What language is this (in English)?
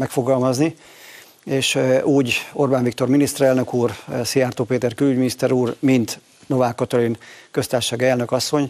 Hungarian